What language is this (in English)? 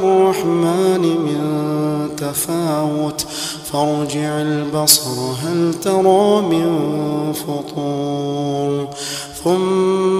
Arabic